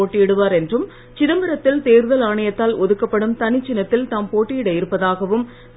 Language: Tamil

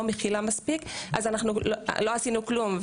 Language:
Hebrew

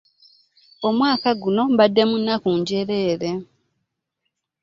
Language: Ganda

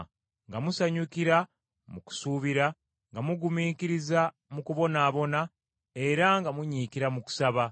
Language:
Ganda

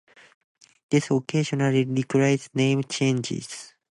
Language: English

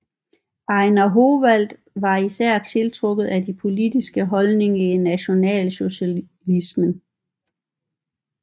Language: Danish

